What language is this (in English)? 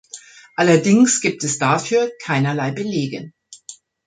German